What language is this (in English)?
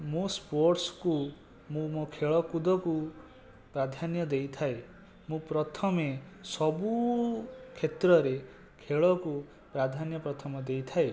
Odia